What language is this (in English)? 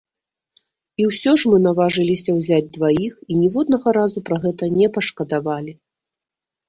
Belarusian